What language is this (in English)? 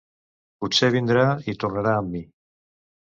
Catalan